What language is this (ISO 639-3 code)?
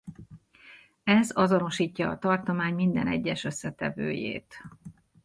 hun